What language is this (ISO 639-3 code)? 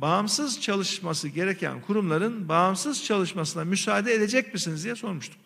tur